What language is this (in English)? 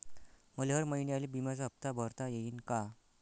Marathi